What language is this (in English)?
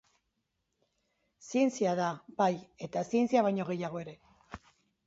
Basque